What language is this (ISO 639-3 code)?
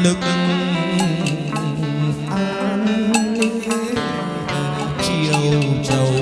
vie